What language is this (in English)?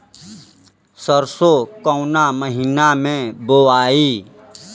Bhojpuri